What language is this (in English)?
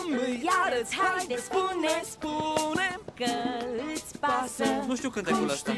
Romanian